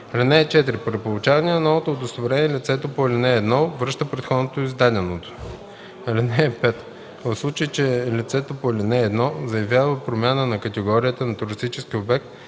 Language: Bulgarian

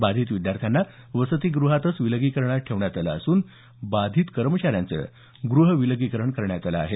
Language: Marathi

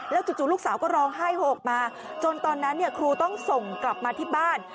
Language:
Thai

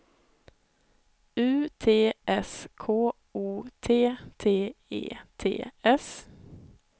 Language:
Swedish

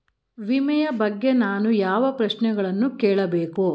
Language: Kannada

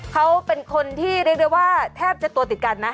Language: Thai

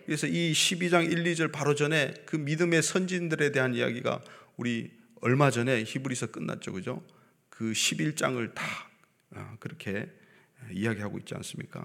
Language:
Korean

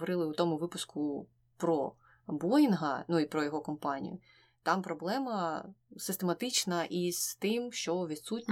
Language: Ukrainian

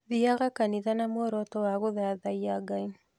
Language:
Kikuyu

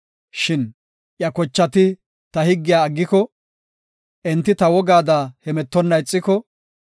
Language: Gofa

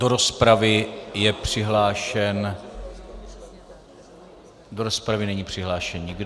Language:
Czech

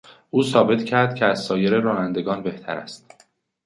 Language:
Persian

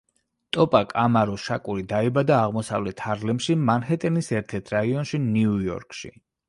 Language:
Georgian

